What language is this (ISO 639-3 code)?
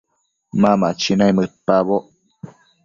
mcf